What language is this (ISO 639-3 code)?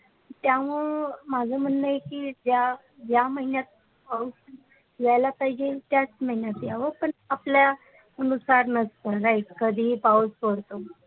mar